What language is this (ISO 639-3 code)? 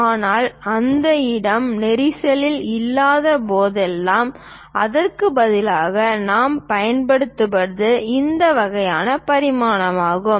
tam